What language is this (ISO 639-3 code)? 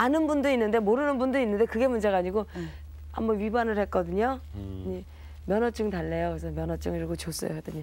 kor